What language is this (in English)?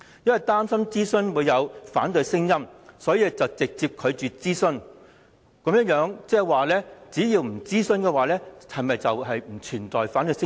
Cantonese